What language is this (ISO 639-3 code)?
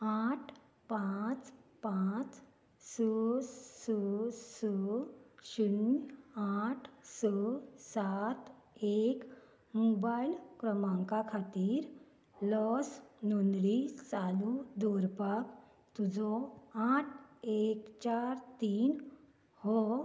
kok